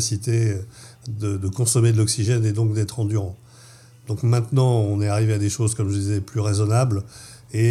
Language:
French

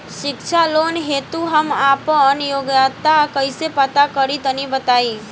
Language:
Bhojpuri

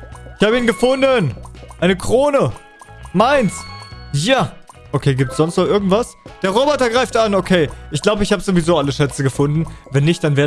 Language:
German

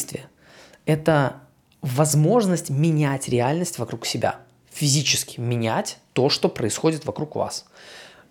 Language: Russian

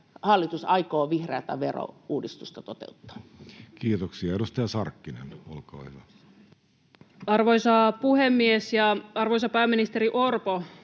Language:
Finnish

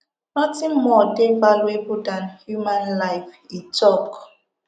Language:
Nigerian Pidgin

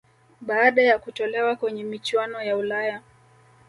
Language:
Swahili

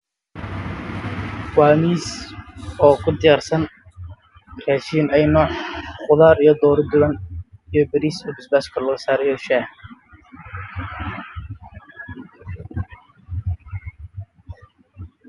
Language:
Somali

